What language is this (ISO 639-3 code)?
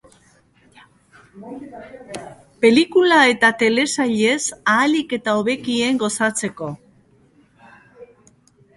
eus